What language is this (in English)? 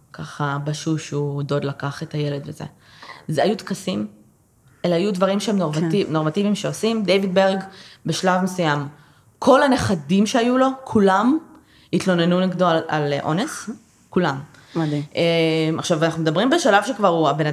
Hebrew